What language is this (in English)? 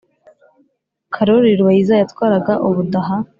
Kinyarwanda